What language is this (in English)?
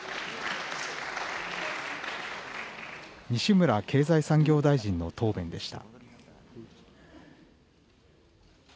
Japanese